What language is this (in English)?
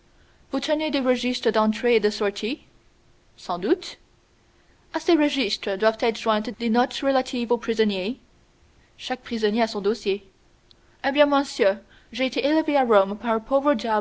French